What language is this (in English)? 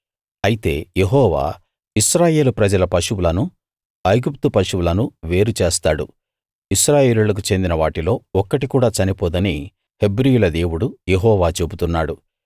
Telugu